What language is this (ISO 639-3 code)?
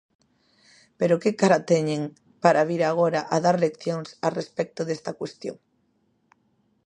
glg